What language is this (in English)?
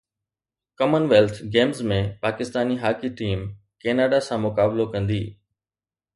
Sindhi